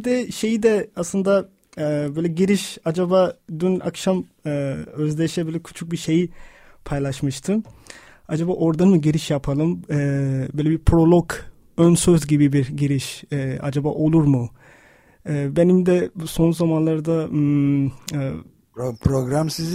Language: Turkish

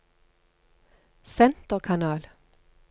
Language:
Norwegian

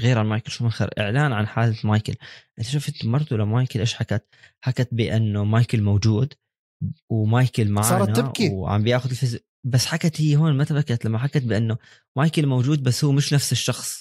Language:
Arabic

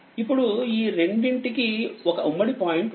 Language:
Telugu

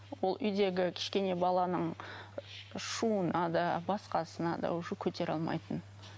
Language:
Kazakh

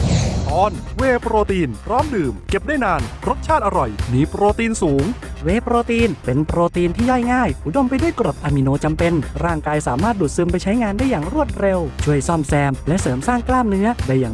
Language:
Thai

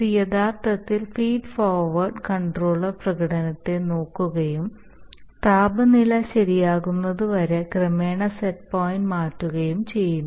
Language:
Malayalam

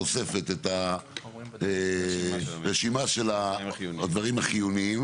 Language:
Hebrew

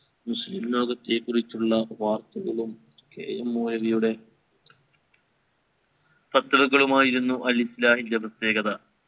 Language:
Malayalam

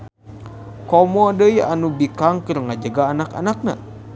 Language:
Sundanese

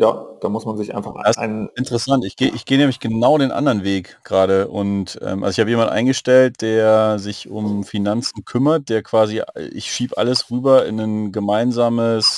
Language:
German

